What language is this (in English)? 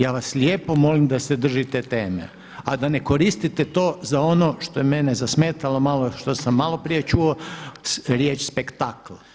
Croatian